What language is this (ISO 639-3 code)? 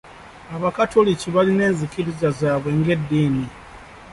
lug